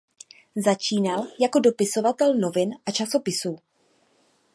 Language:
Czech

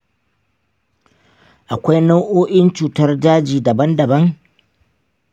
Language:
Hausa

